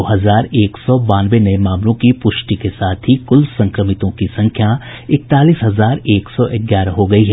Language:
Hindi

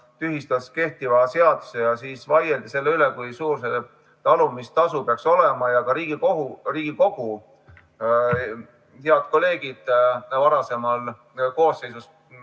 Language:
Estonian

